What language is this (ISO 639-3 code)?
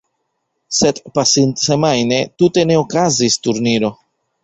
epo